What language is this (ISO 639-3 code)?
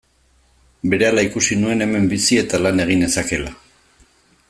eus